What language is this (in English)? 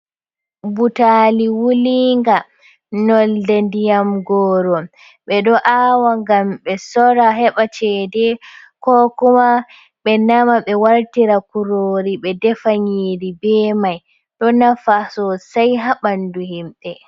Fula